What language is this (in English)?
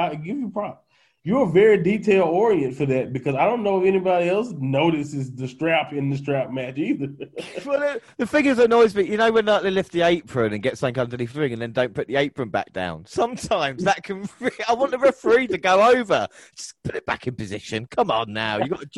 English